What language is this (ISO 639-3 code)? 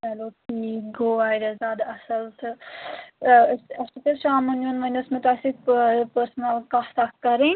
kas